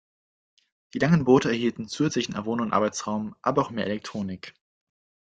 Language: German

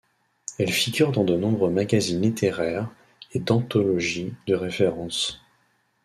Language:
French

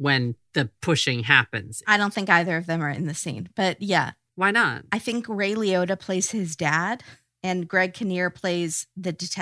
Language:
English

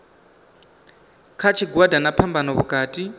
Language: Venda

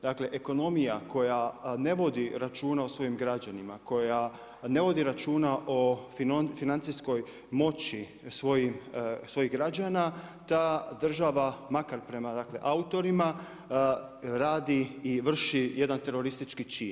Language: Croatian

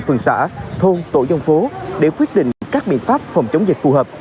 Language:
Vietnamese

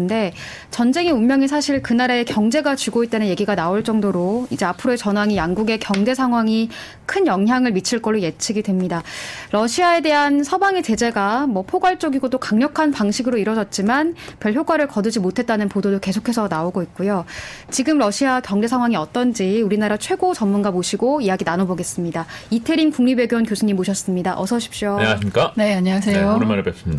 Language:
Korean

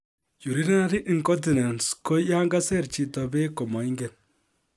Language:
Kalenjin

